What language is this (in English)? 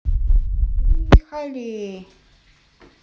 Russian